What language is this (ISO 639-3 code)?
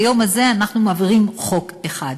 heb